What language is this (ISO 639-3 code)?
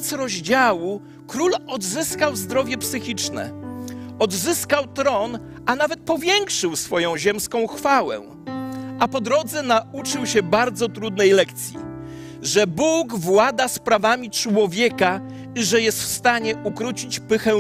pol